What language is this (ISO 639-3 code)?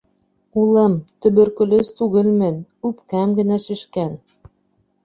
bak